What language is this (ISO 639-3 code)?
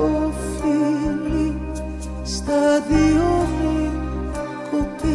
ell